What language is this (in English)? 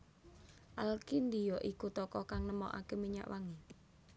Javanese